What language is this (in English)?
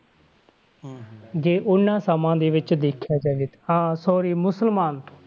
Punjabi